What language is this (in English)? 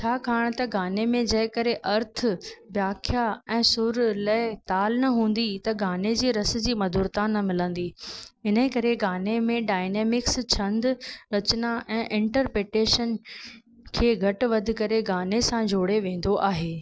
Sindhi